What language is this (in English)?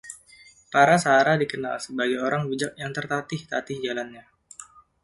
Indonesian